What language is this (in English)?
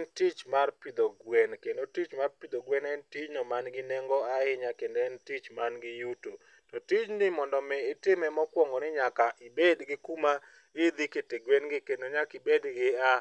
Luo (Kenya and Tanzania)